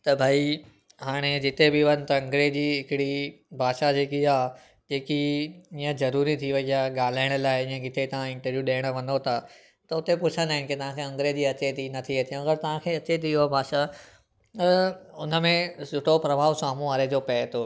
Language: Sindhi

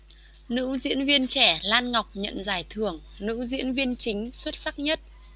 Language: Vietnamese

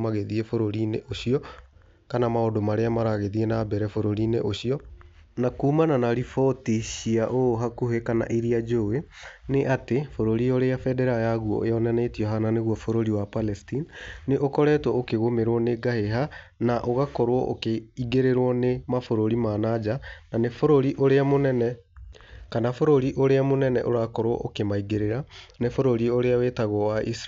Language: Kikuyu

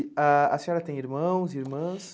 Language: Portuguese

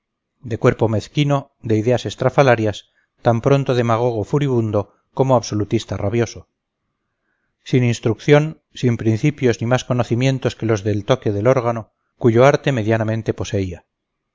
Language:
Spanish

